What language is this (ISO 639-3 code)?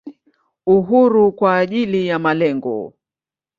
swa